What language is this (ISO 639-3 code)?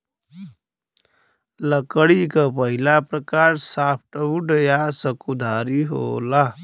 bho